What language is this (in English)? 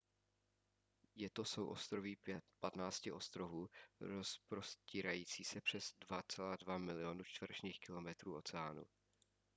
Czech